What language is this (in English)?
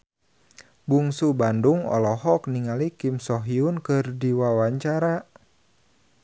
Sundanese